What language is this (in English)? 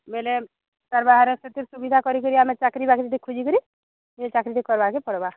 Odia